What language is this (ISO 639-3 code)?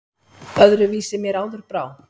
isl